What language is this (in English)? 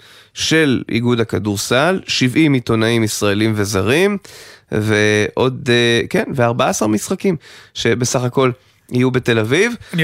Hebrew